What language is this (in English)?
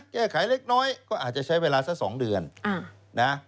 Thai